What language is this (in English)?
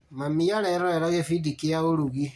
Kikuyu